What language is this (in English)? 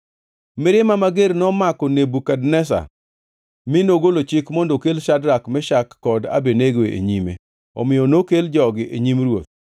Luo (Kenya and Tanzania)